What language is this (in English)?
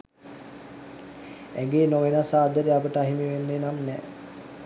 Sinhala